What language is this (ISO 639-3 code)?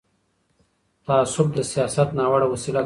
pus